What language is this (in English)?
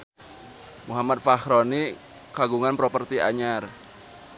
Sundanese